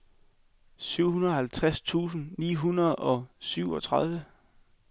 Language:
Danish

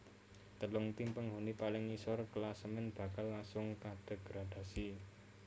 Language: Javanese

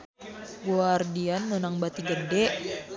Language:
Sundanese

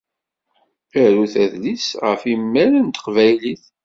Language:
Kabyle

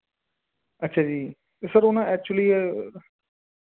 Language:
Punjabi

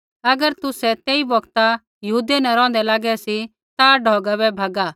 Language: Kullu Pahari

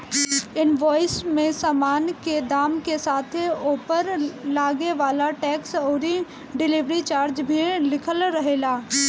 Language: Bhojpuri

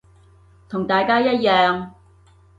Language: Cantonese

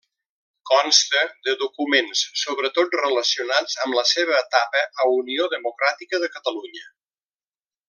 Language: Catalan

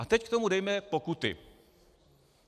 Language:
Czech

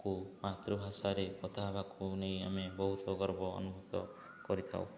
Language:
Odia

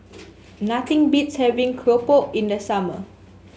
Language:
English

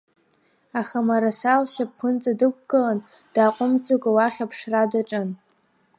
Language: Abkhazian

